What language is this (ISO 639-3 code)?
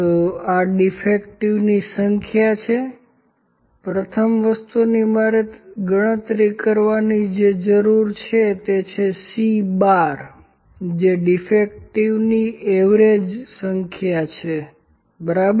guj